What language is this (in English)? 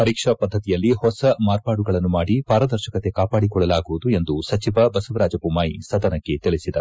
Kannada